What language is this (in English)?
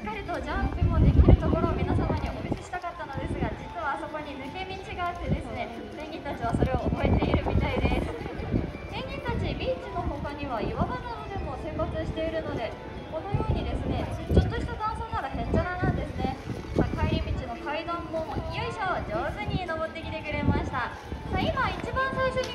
Japanese